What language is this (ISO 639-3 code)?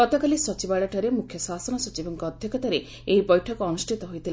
ori